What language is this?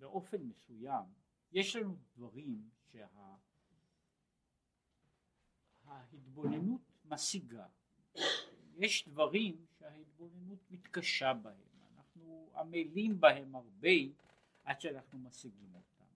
Hebrew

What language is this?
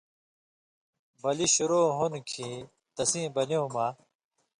Indus Kohistani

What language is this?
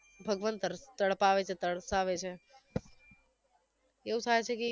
Gujarati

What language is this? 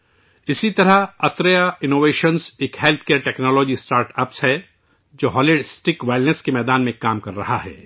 Urdu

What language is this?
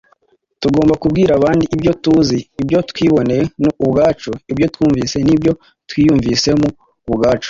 Kinyarwanda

